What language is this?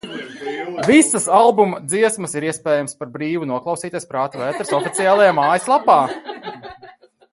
Latvian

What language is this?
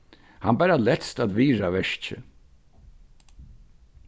Faroese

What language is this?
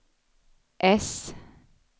Swedish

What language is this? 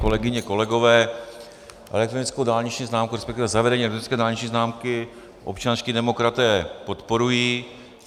Czech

